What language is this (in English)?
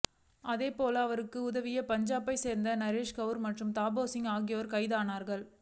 Tamil